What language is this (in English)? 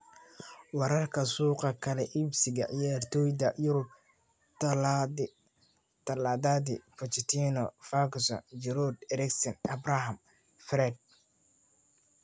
Somali